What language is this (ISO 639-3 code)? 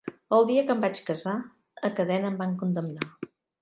cat